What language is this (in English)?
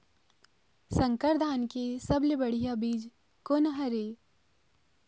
Chhattisgarhi